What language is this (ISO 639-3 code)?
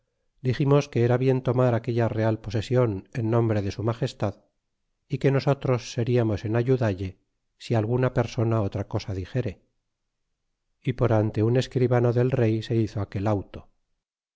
spa